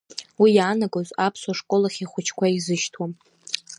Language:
Abkhazian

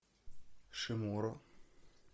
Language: Russian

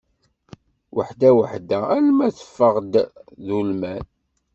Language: Kabyle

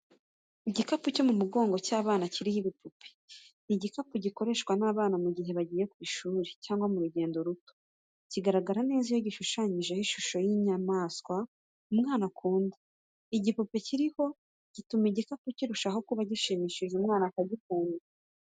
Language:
Kinyarwanda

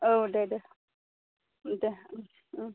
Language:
Bodo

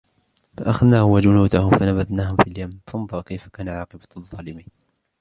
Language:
Arabic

